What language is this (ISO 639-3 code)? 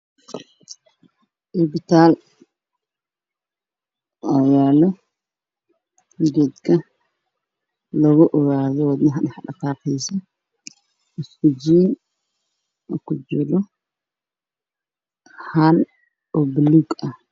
som